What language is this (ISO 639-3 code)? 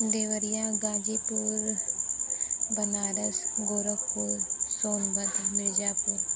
hin